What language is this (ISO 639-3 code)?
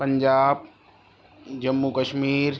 urd